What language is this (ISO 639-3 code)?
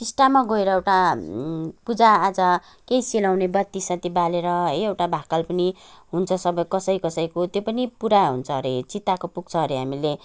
nep